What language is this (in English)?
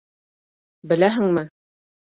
Bashkir